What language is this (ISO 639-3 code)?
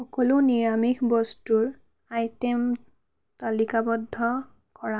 asm